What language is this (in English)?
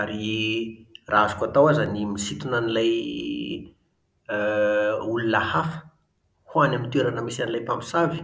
Malagasy